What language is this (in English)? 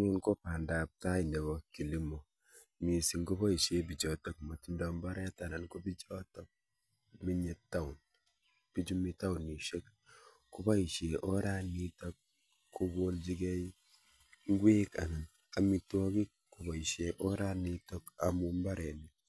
Kalenjin